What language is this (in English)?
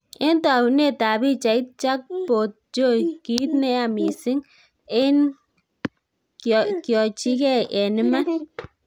Kalenjin